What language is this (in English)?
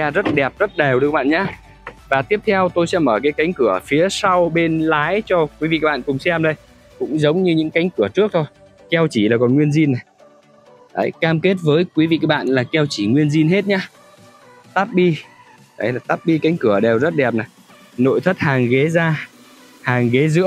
Vietnamese